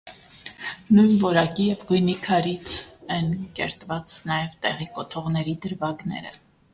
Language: Armenian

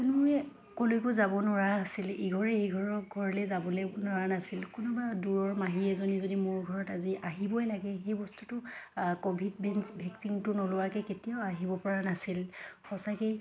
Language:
Assamese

